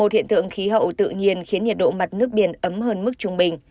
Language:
Vietnamese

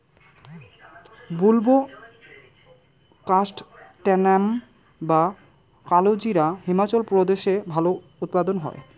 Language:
Bangla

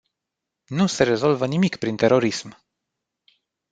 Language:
Romanian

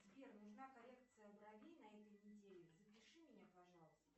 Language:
Russian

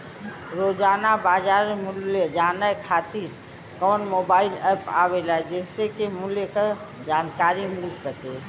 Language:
Bhojpuri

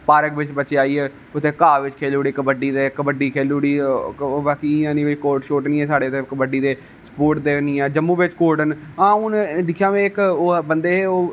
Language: Dogri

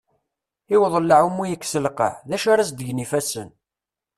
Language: Kabyle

